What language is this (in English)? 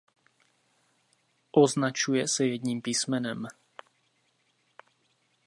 Czech